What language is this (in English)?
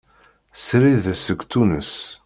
Kabyle